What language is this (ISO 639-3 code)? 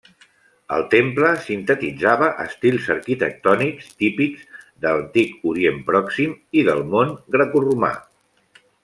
cat